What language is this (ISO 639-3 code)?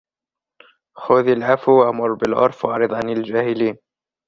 ara